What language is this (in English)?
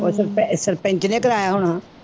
Punjabi